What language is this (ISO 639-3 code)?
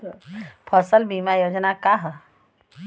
bho